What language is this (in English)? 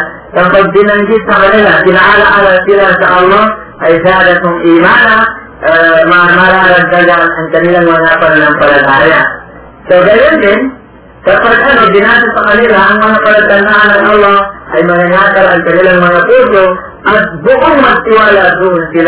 Filipino